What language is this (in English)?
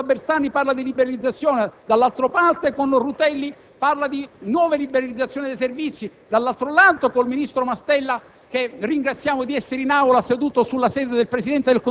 Italian